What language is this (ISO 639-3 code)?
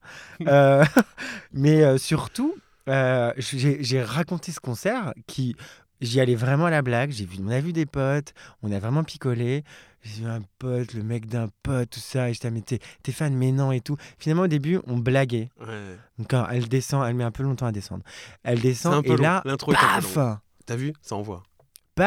fra